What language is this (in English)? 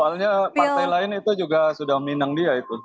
Indonesian